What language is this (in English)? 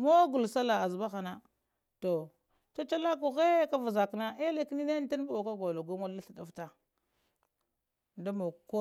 Lamang